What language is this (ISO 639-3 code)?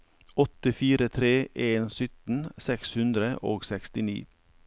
nor